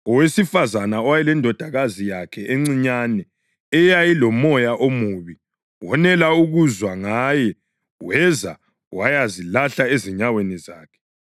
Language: North Ndebele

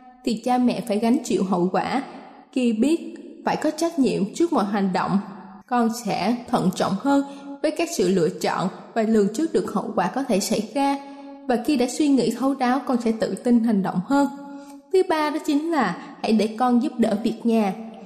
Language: Vietnamese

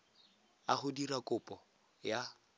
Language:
Tswana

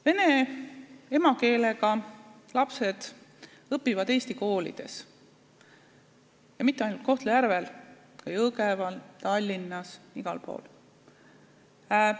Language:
Estonian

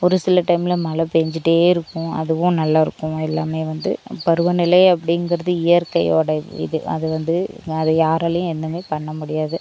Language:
Tamil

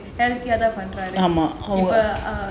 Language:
English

